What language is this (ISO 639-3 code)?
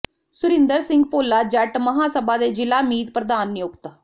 pan